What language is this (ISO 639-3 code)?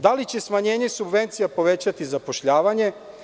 srp